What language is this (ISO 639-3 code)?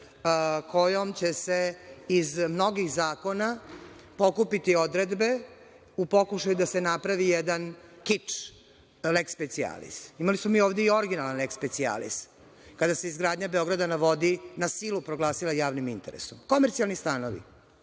srp